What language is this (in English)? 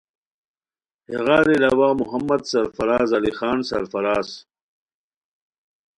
Khowar